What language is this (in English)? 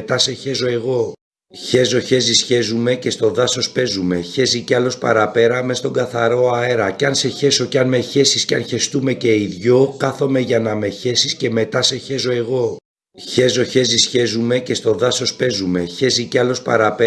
Greek